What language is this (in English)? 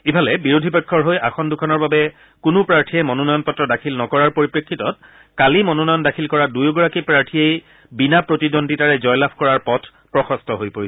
Assamese